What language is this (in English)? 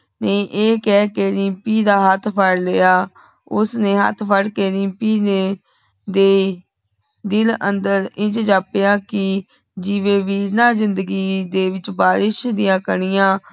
Punjabi